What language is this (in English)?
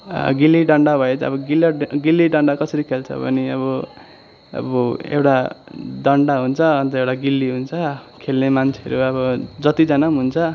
Nepali